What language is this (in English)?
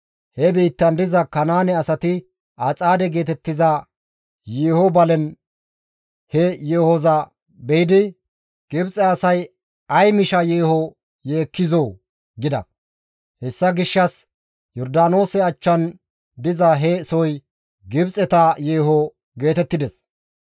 Gamo